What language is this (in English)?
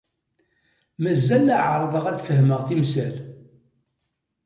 Kabyle